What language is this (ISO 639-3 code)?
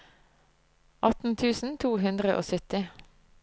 nor